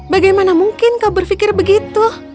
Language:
Indonesian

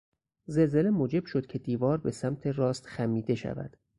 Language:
Persian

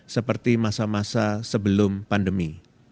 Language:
Indonesian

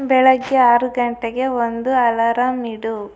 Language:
Kannada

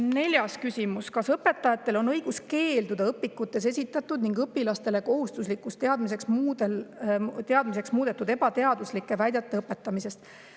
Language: Estonian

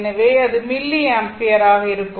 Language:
Tamil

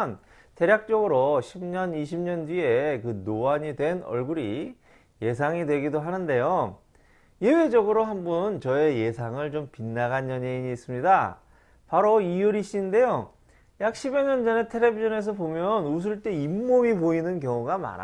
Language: Korean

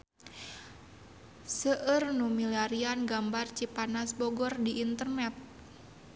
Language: Sundanese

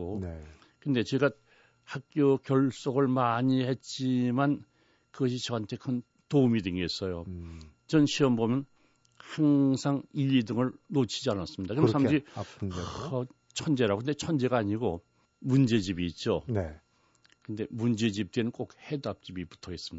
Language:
Korean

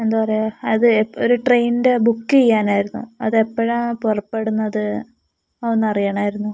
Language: Malayalam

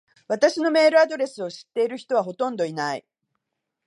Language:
Japanese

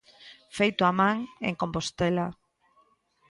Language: Galician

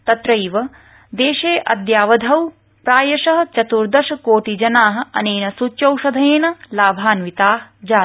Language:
Sanskrit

